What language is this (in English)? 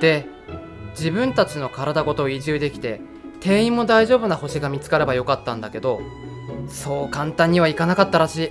Japanese